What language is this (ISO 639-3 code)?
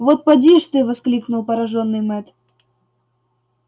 rus